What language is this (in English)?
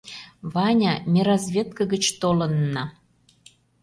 Mari